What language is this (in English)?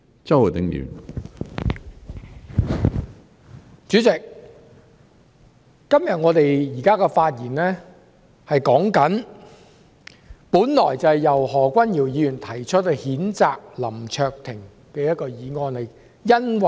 Cantonese